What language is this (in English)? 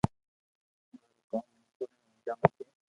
Loarki